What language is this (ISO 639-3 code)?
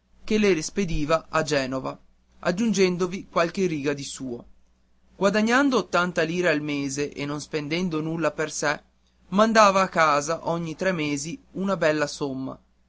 ita